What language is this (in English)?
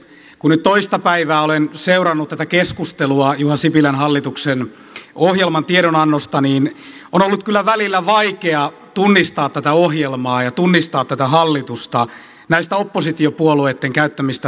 Finnish